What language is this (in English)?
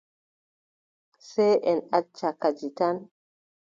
Adamawa Fulfulde